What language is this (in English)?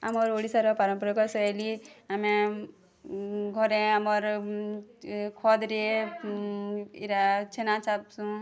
Odia